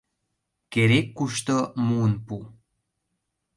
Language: Mari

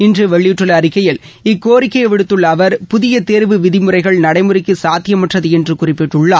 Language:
Tamil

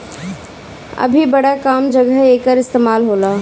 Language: Bhojpuri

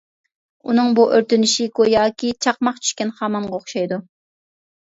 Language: Uyghur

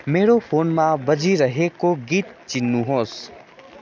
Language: Nepali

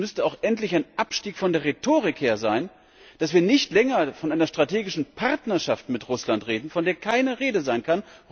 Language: German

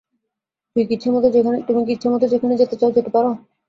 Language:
Bangla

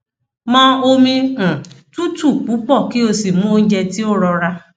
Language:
Yoruba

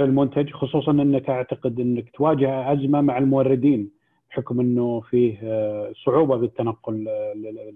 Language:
Arabic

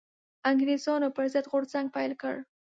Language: Pashto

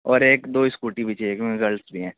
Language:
Urdu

